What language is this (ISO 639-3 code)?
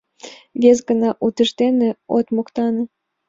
chm